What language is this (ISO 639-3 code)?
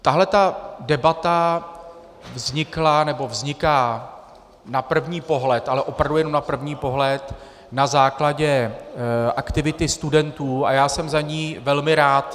ces